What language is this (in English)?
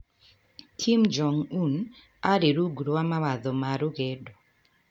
Kikuyu